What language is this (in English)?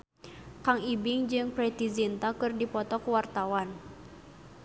Sundanese